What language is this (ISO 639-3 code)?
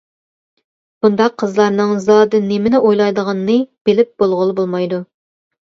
uig